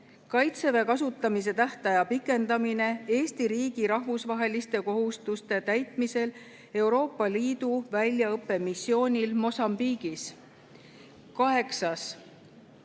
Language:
Estonian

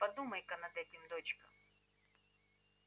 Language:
Russian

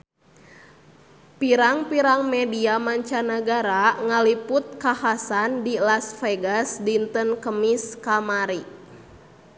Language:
Sundanese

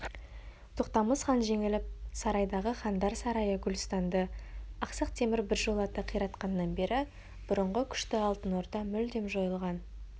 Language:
Kazakh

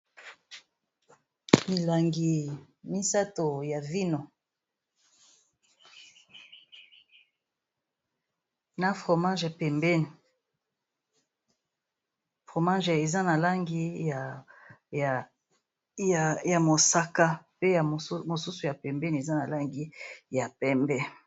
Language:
Lingala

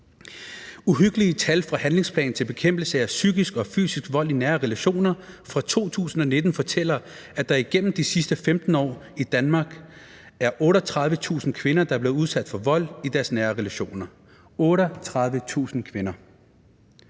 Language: Danish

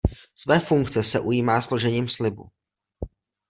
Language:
Czech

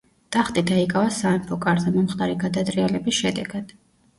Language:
Georgian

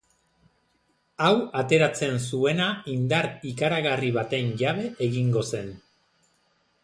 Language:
Basque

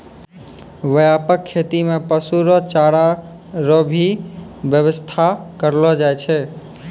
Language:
Maithili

